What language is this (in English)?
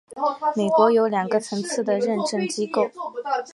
Chinese